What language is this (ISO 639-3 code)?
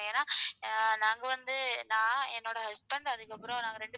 tam